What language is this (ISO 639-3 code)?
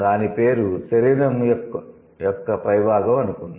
tel